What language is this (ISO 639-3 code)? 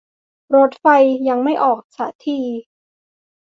tha